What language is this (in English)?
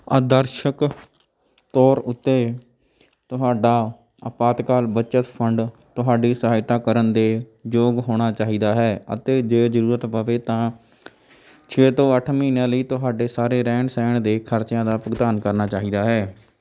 Punjabi